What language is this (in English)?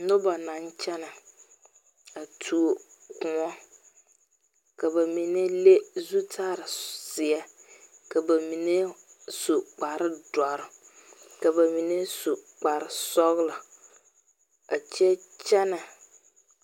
Southern Dagaare